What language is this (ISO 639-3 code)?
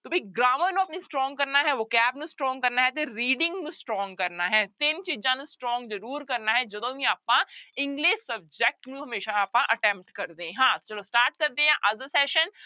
pan